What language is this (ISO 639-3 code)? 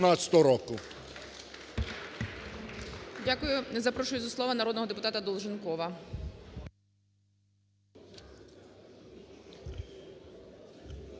ukr